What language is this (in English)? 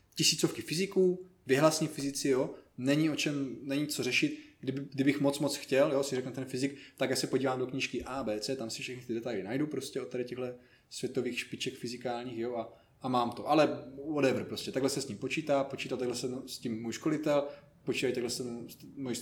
Czech